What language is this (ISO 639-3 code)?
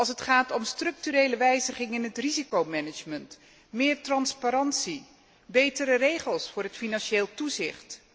nld